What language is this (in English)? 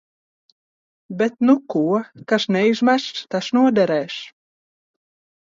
Latvian